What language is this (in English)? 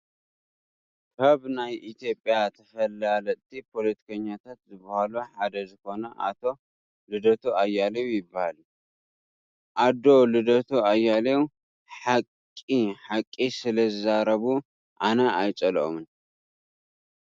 Tigrinya